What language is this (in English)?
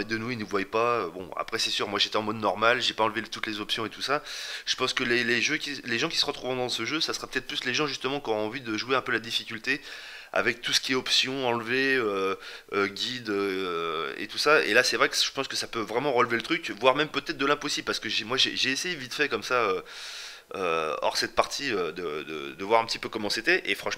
French